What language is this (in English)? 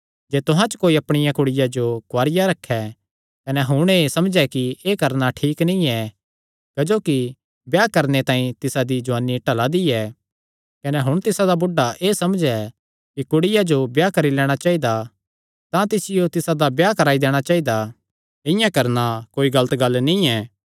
Kangri